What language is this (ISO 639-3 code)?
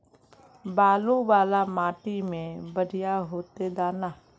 mag